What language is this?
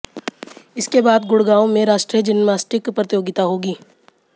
Hindi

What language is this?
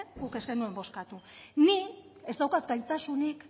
Basque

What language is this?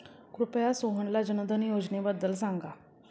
Marathi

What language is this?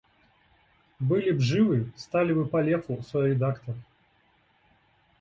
Russian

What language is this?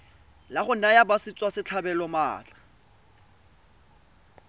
Tswana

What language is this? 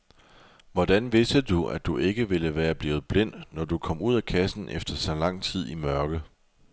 Danish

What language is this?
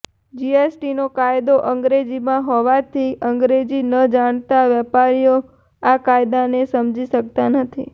Gujarati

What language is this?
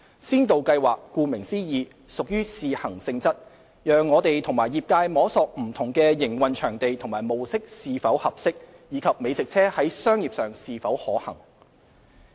Cantonese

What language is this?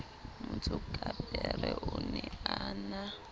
Southern Sotho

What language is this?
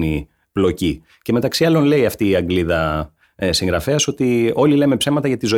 Greek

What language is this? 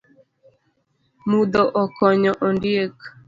Luo (Kenya and Tanzania)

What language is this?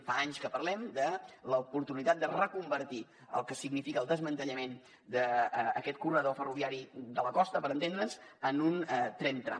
Catalan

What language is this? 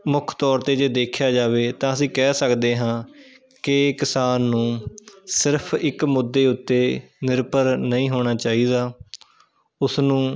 Punjabi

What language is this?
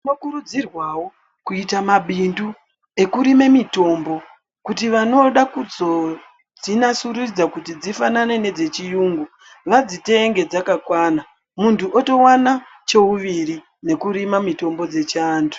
Ndau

